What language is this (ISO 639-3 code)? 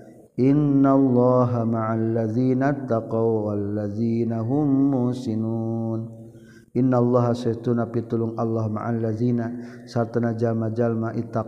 msa